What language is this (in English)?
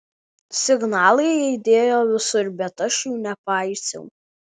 Lithuanian